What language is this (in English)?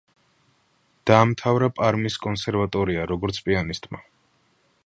Georgian